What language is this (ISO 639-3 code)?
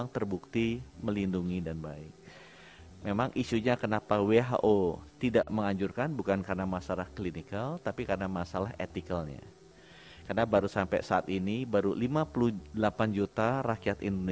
ind